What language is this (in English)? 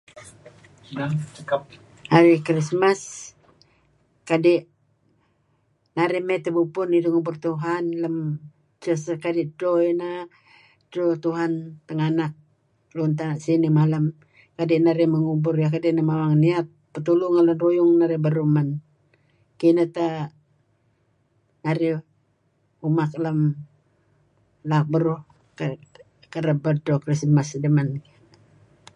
Kelabit